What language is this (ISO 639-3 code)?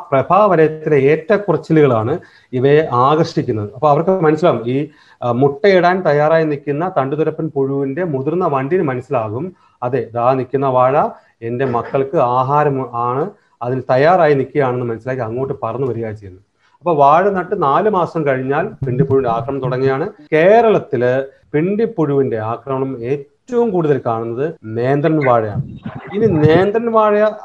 mal